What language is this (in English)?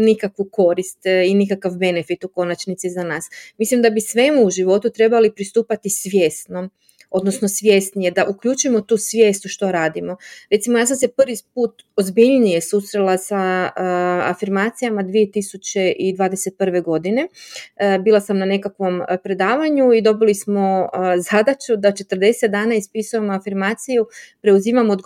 Croatian